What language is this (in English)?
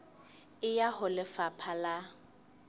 Southern Sotho